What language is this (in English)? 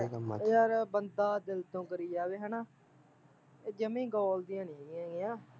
Punjabi